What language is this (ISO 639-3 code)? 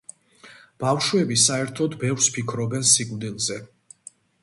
kat